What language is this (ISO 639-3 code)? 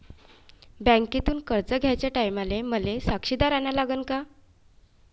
mar